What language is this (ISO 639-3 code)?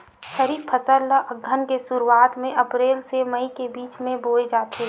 hne